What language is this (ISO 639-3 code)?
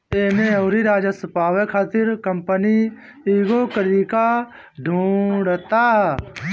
bho